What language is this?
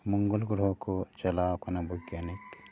Santali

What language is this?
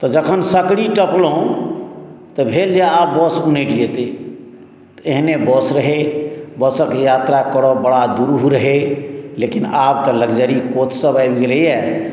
Maithili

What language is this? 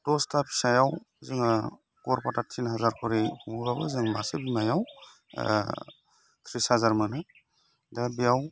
Bodo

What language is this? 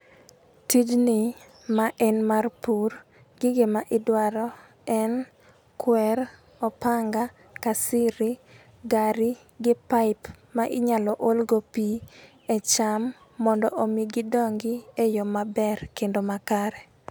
Luo (Kenya and Tanzania)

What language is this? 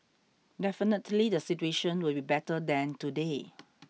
English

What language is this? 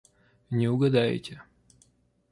Russian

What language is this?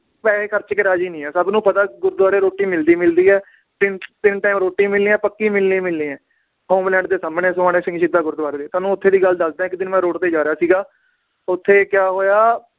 Punjabi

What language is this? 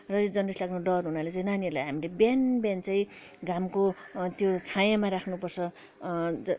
Nepali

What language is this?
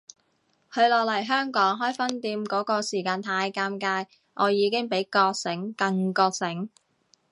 Cantonese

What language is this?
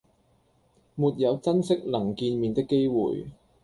Cantonese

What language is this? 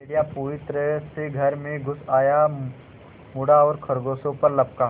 Hindi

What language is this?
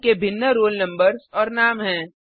Hindi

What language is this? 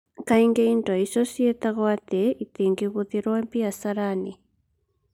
Kikuyu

